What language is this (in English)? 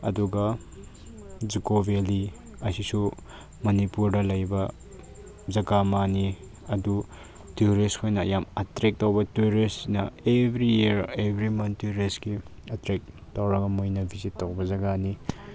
Manipuri